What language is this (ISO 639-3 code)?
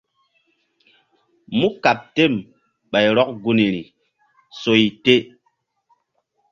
mdd